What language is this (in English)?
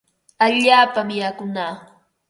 Ambo-Pasco Quechua